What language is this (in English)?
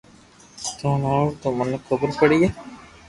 Loarki